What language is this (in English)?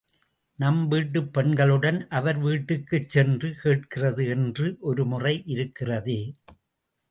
Tamil